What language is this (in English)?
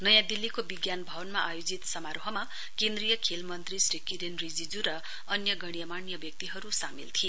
Nepali